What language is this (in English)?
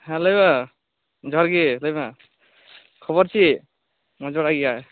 Santali